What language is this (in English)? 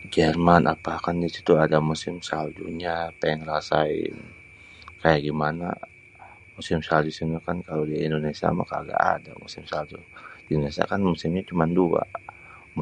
Betawi